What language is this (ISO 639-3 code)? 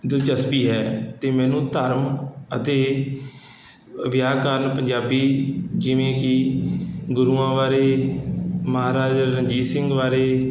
pan